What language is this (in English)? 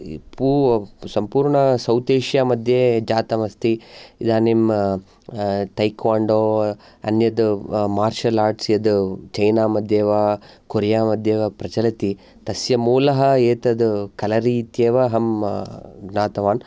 Sanskrit